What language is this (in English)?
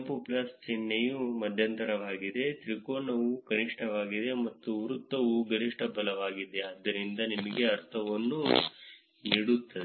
Kannada